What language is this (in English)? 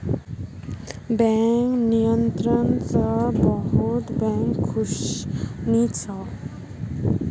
Magahi